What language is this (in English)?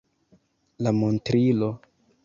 Esperanto